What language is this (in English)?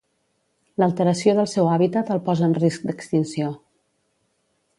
Catalan